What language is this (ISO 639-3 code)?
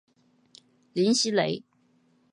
zho